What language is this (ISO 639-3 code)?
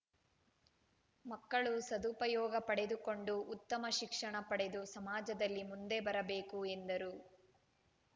kan